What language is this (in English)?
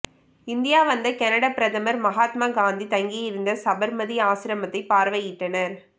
Tamil